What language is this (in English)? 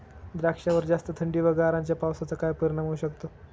Marathi